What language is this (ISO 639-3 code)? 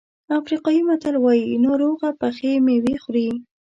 pus